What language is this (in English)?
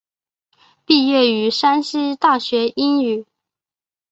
Chinese